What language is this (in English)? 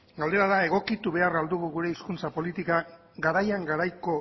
Basque